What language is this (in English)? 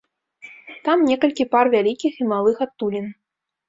Belarusian